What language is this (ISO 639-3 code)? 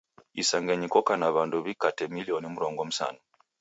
dav